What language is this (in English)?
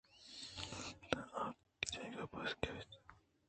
Eastern Balochi